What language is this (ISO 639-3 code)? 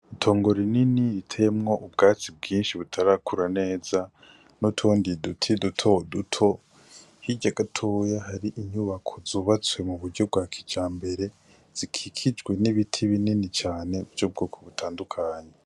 run